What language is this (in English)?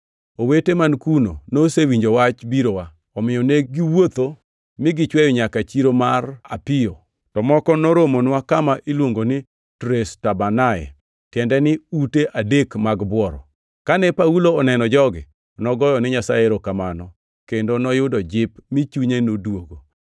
Luo (Kenya and Tanzania)